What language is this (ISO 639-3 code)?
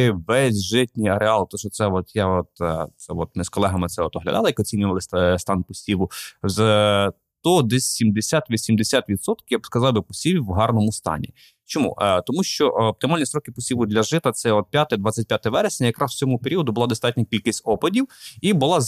ukr